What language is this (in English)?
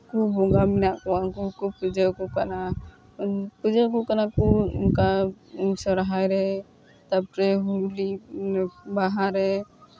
Santali